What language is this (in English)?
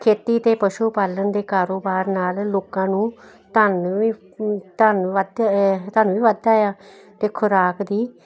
Punjabi